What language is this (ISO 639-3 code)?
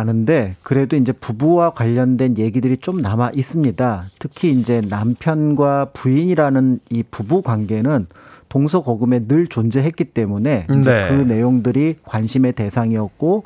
kor